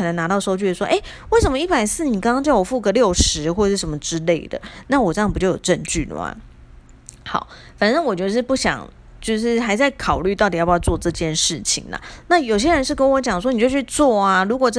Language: Chinese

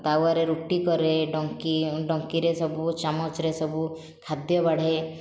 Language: Odia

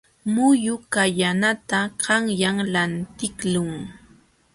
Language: Jauja Wanca Quechua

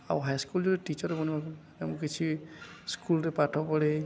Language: Odia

